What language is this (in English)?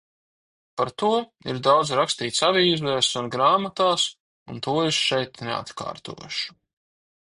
Latvian